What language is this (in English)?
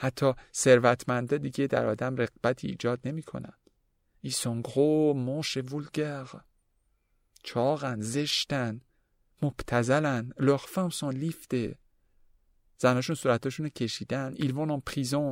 Persian